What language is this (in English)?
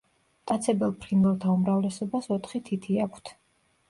Georgian